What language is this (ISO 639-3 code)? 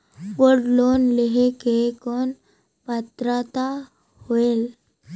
hne